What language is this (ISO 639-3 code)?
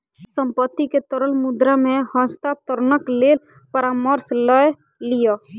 mai